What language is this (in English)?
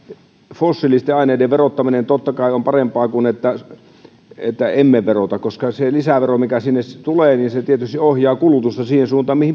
Finnish